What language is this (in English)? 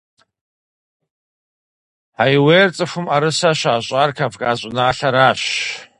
Kabardian